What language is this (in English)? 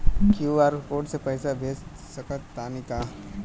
Bhojpuri